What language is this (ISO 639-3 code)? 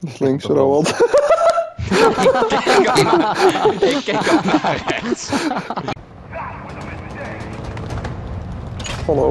nld